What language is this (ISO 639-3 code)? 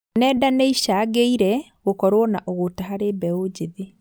kik